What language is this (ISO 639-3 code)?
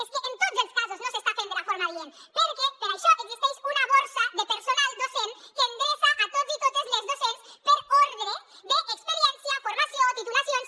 cat